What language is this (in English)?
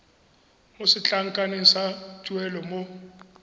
Tswana